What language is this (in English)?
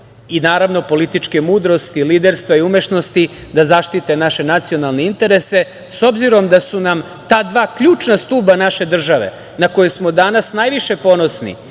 Serbian